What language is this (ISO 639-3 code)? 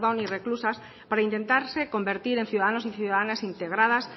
spa